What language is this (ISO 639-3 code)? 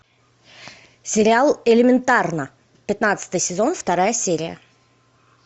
rus